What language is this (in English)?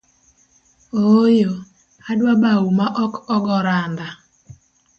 Luo (Kenya and Tanzania)